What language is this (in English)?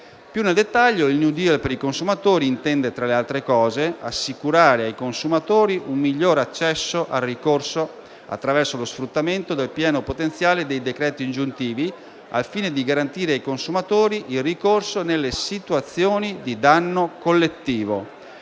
Italian